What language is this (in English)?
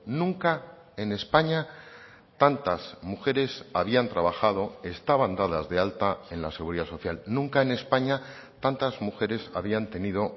Spanish